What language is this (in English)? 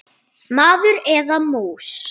Icelandic